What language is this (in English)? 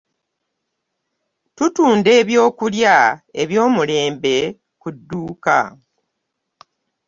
Ganda